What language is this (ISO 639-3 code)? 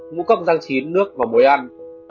vie